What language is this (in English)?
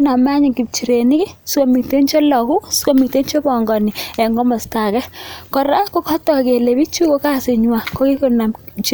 Kalenjin